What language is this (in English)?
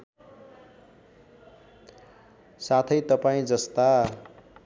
Nepali